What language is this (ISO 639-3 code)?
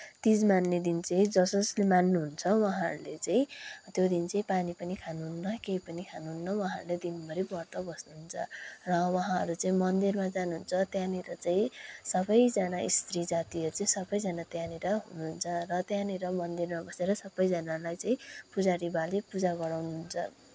nep